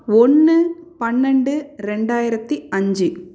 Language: Tamil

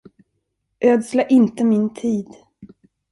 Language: Swedish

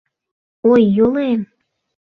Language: Mari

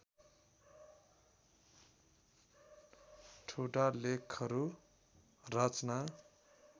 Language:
Nepali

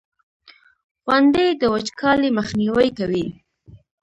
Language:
Pashto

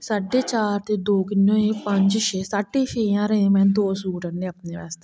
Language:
Dogri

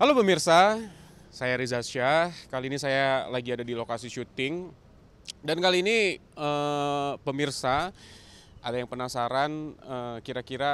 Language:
Indonesian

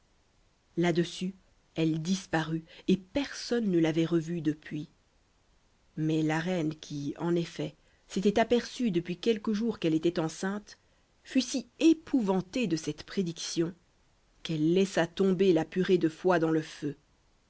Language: French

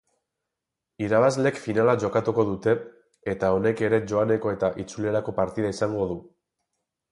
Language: Basque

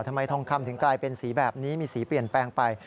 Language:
Thai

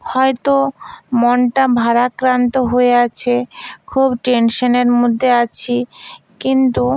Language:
Bangla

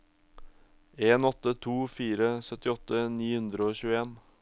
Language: Norwegian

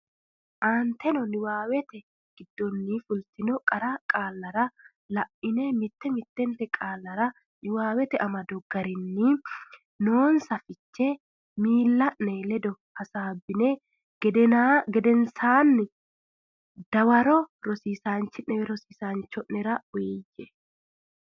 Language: Sidamo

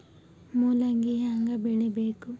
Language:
Kannada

